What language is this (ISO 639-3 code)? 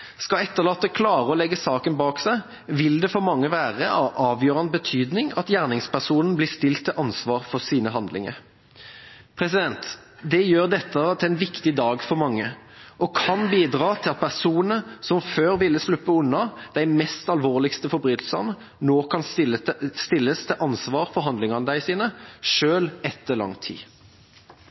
nob